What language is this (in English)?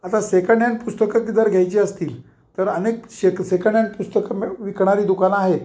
Marathi